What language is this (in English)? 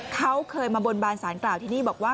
Thai